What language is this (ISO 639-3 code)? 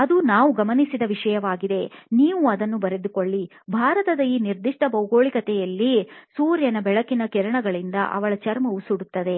kan